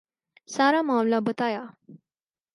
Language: Urdu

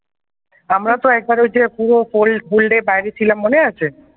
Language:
Bangla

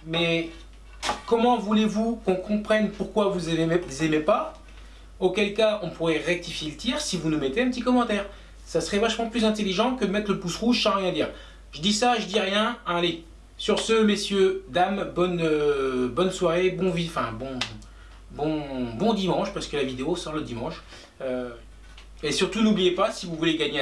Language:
French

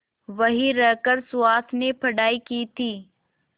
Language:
Hindi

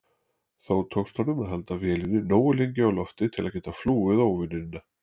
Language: Icelandic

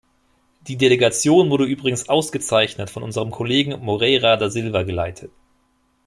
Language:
German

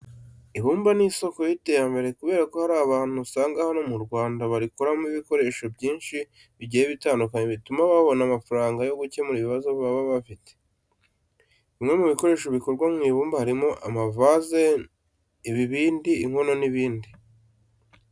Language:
Kinyarwanda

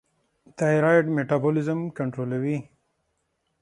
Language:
Pashto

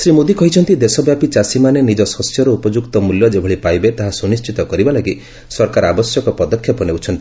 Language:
Odia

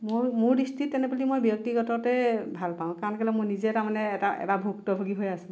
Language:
Assamese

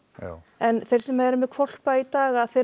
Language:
Icelandic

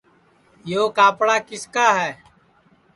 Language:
Sansi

